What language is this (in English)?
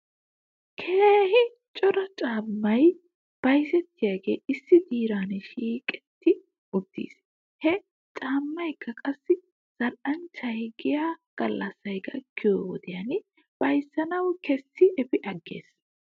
Wolaytta